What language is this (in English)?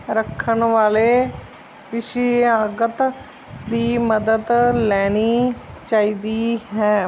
Punjabi